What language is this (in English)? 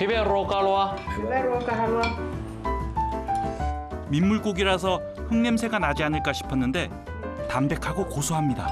Korean